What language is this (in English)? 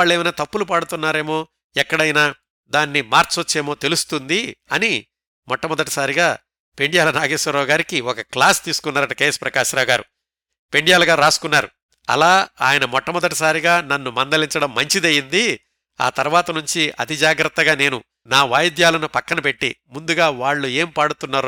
Telugu